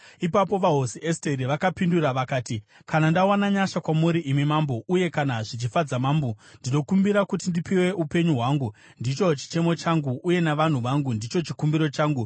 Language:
Shona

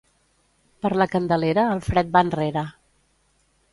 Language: Catalan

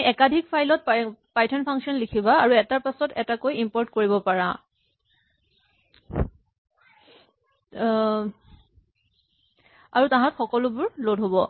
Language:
Assamese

